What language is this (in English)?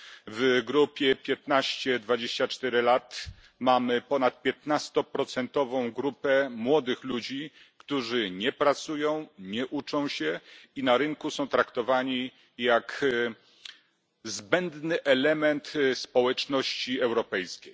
Polish